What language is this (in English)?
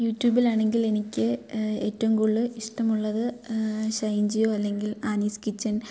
Malayalam